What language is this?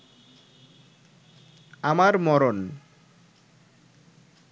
Bangla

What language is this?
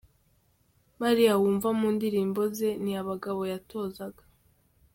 Kinyarwanda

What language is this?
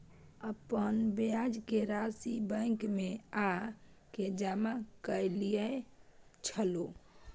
Maithili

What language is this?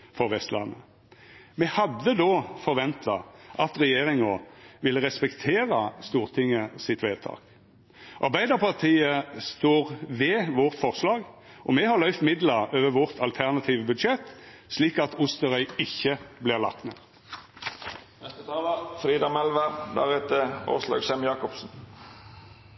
Norwegian Nynorsk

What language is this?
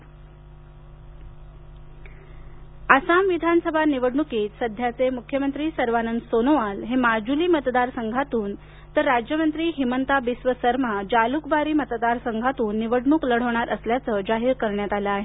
Marathi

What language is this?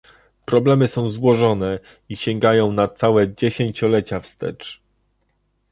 Polish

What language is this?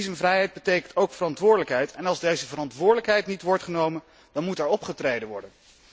Dutch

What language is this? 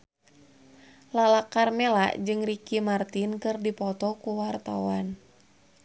Sundanese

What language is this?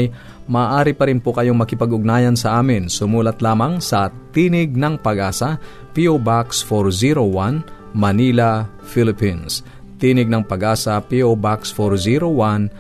Filipino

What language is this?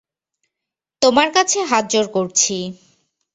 Bangla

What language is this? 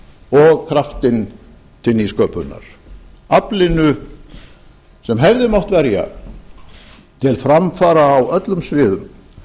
Icelandic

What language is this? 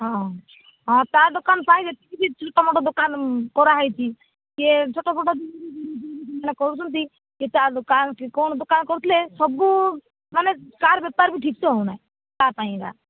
Odia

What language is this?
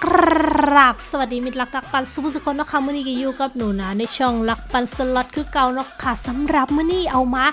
Thai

